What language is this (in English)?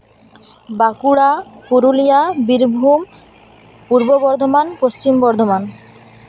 Santali